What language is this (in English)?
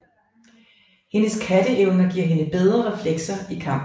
Danish